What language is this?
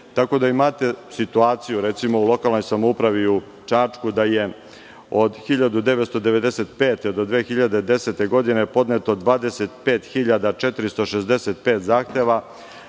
Serbian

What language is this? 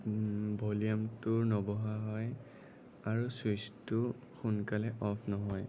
Assamese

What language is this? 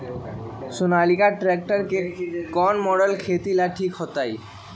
Magahi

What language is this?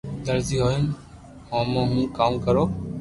Loarki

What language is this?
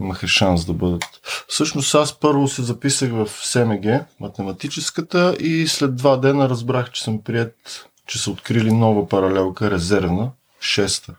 Bulgarian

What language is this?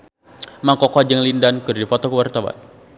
Sundanese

